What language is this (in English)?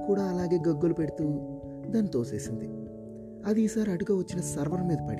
Telugu